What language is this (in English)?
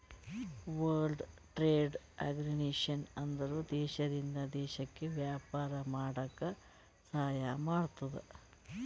Kannada